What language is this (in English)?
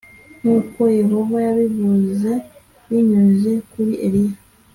Kinyarwanda